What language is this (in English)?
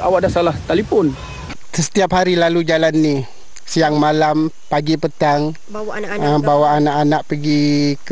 Malay